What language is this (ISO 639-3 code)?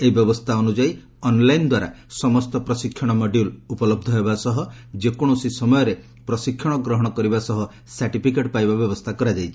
ori